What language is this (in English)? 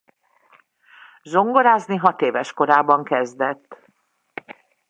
Hungarian